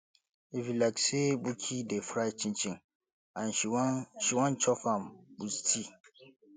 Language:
Nigerian Pidgin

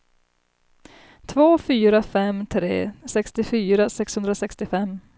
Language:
Swedish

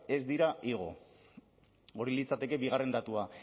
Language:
Basque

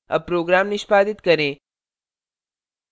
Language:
Hindi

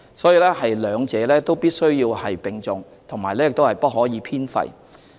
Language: Cantonese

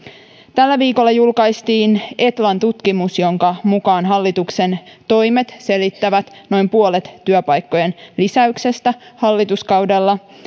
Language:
Finnish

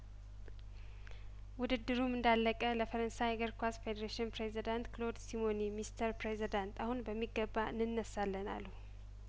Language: Amharic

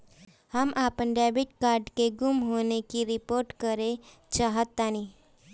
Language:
Bhojpuri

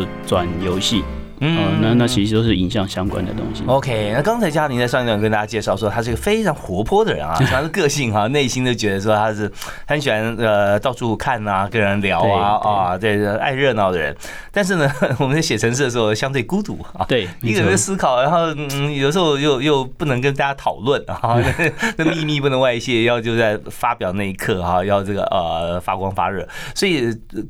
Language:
Chinese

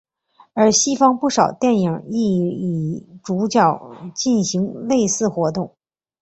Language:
Chinese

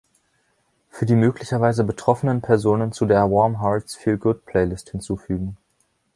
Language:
German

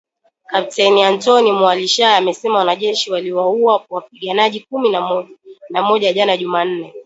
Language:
Swahili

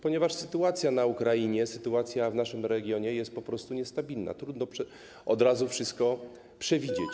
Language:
Polish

